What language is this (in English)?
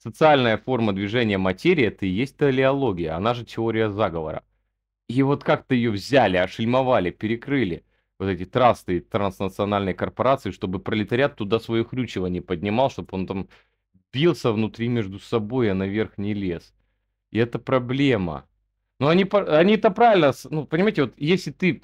Russian